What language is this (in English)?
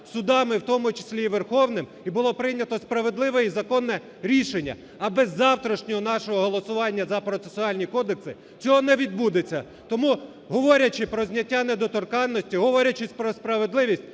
Ukrainian